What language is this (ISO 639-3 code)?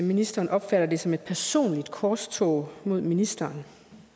dan